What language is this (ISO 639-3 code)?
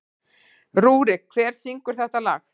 isl